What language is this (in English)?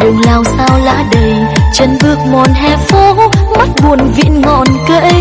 Vietnamese